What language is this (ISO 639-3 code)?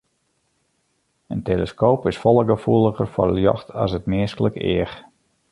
fry